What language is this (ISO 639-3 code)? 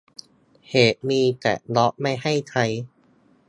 tha